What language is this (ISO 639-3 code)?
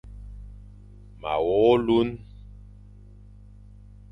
fan